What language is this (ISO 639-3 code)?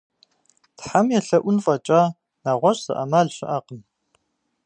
kbd